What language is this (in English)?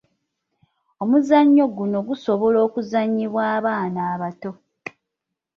Ganda